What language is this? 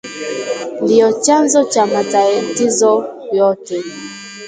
Swahili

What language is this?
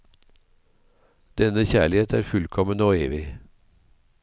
Norwegian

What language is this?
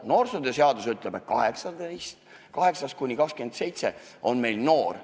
Estonian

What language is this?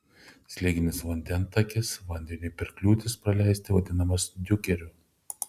Lithuanian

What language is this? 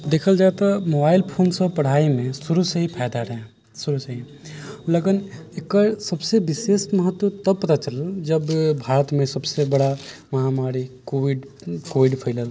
Maithili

